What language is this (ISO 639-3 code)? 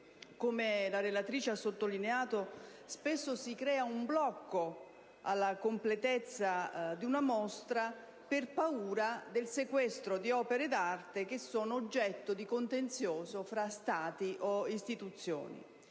ita